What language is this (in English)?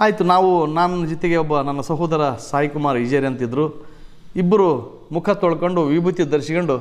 Turkish